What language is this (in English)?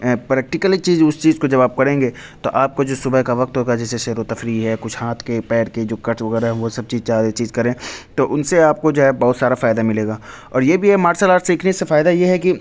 Urdu